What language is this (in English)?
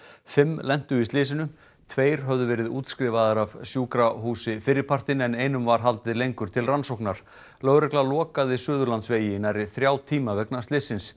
Icelandic